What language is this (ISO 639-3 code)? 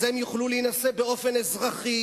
heb